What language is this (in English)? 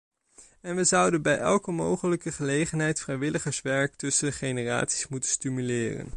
Dutch